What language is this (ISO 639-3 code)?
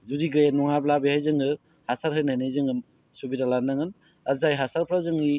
brx